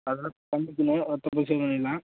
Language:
Tamil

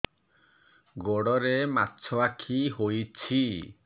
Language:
Odia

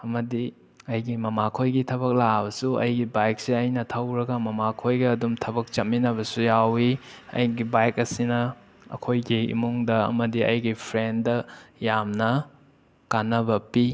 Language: Manipuri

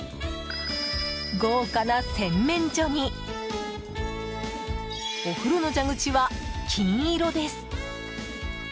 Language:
Japanese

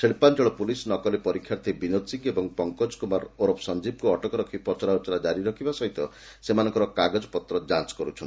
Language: Odia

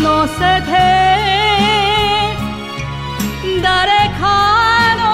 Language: Japanese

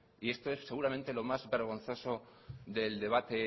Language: Spanish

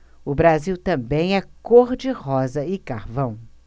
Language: Portuguese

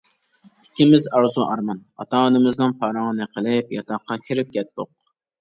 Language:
Uyghur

